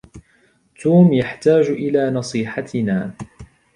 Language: Arabic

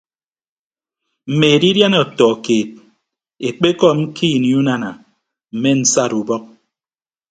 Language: Ibibio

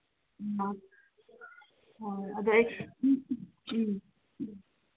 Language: Manipuri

